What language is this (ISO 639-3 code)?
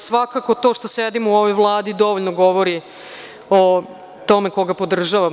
srp